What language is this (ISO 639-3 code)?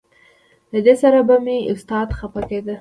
pus